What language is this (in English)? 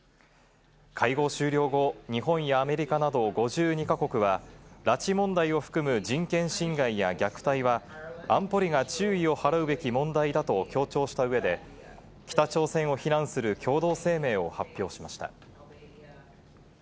Japanese